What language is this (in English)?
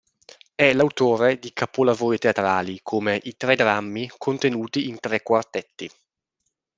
Italian